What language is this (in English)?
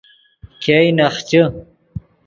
Yidgha